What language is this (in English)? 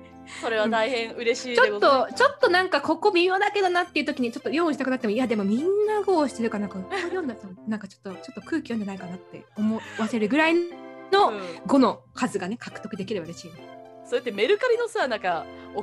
Japanese